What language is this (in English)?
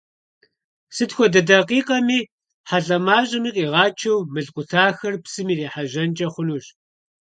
Kabardian